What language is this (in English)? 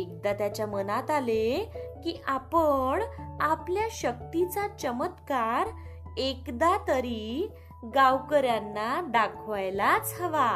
Marathi